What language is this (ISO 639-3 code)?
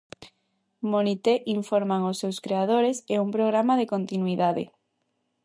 glg